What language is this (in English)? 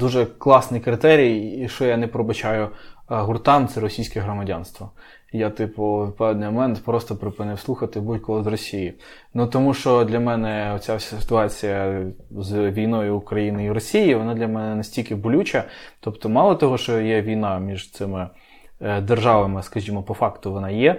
Ukrainian